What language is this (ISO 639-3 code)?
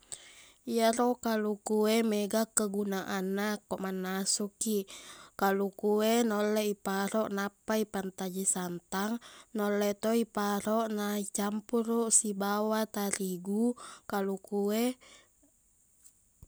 bug